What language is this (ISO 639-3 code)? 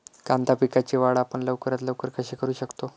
mar